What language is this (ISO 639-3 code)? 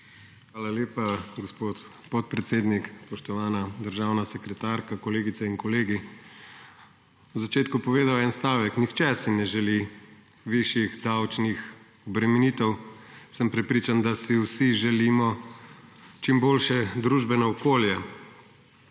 slv